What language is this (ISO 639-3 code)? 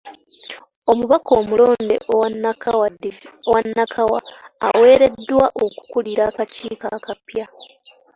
lug